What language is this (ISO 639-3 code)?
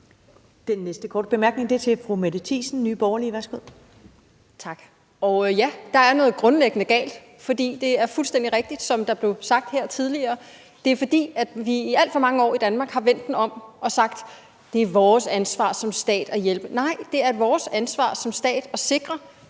dan